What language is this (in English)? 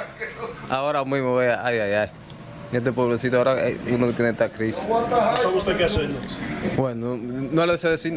Spanish